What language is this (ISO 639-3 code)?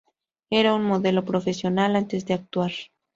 spa